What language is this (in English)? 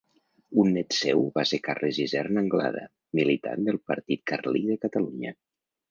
Catalan